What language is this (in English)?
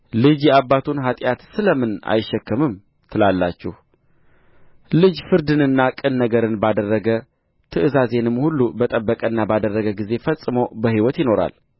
Amharic